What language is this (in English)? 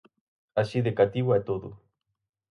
Galician